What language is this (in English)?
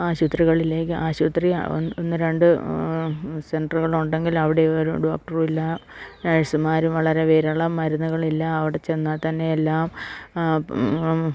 Malayalam